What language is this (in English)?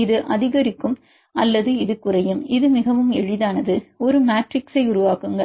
Tamil